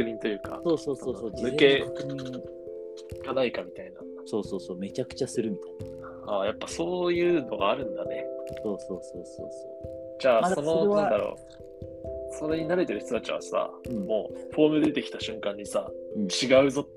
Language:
Japanese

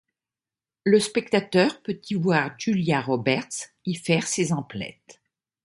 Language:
French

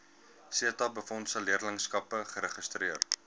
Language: Afrikaans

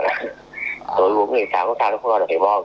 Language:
Vietnamese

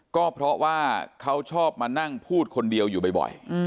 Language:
Thai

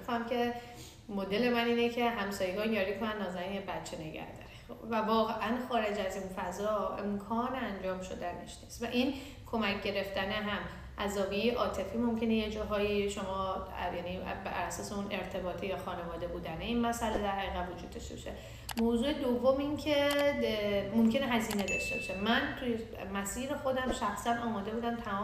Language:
Persian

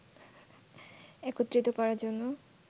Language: Bangla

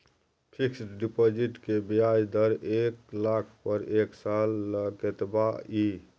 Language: Maithili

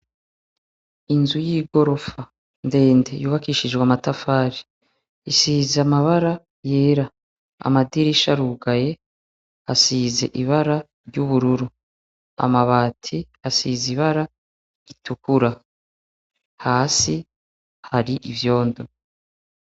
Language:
Rundi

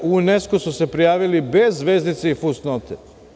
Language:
Serbian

